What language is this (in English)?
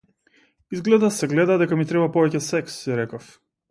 Macedonian